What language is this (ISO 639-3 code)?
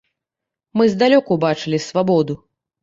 bel